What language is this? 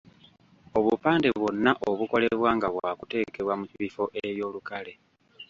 Ganda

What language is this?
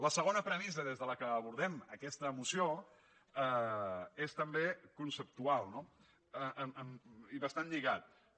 Catalan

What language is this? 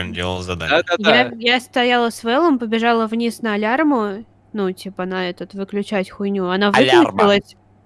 Russian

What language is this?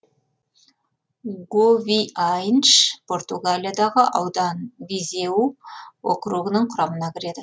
Kazakh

